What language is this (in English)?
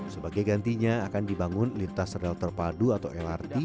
Indonesian